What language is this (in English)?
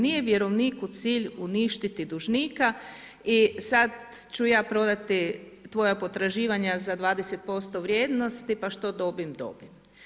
Croatian